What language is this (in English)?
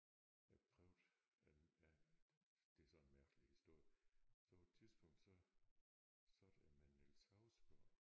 Danish